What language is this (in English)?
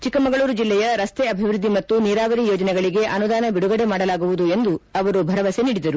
Kannada